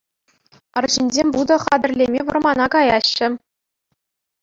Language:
Chuvash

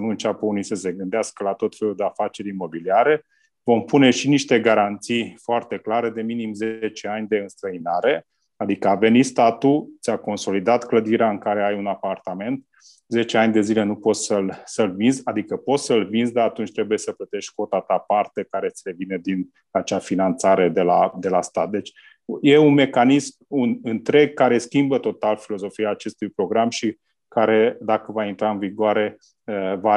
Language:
Romanian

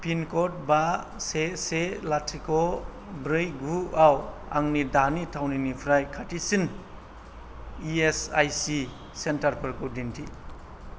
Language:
Bodo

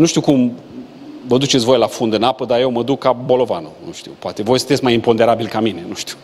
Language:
Romanian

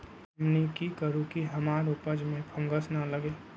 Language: Magahi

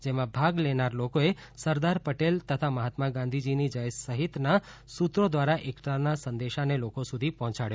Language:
Gujarati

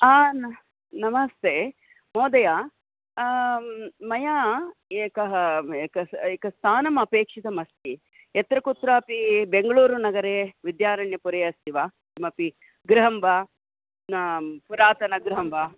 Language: Sanskrit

